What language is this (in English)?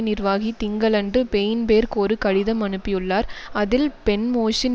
Tamil